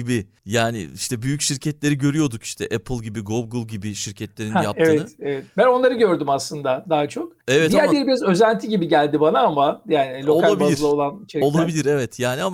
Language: Turkish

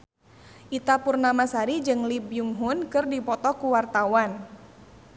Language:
Sundanese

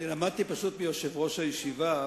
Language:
Hebrew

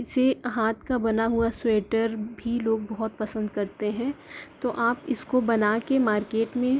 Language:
Urdu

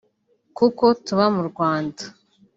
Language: Kinyarwanda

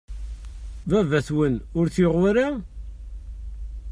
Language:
Kabyle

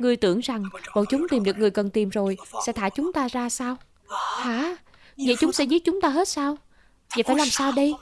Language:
Vietnamese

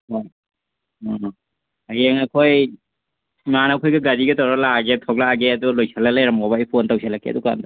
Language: Manipuri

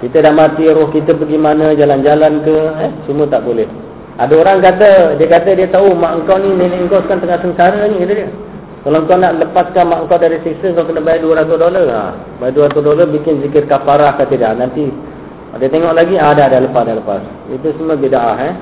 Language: Malay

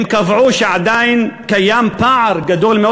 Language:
Hebrew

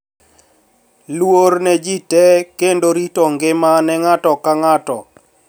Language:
Luo (Kenya and Tanzania)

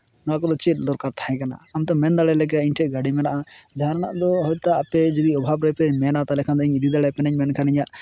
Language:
Santali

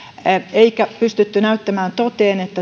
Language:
Finnish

